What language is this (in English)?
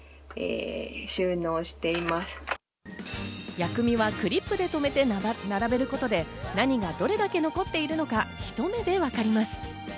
Japanese